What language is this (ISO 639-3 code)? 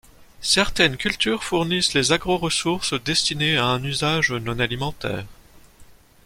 fra